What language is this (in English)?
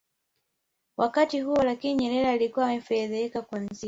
Swahili